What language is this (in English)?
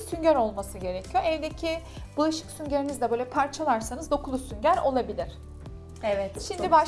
Turkish